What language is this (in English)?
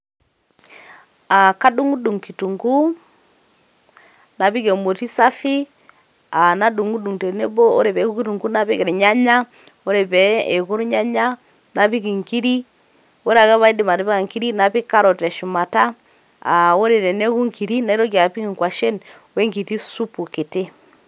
Masai